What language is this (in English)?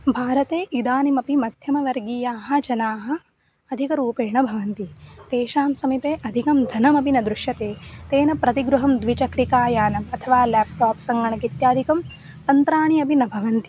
Sanskrit